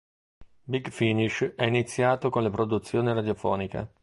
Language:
Italian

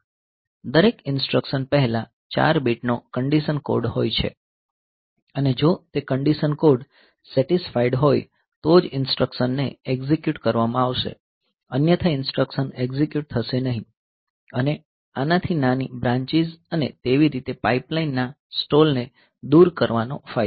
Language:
Gujarati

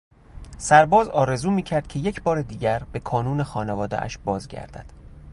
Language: Persian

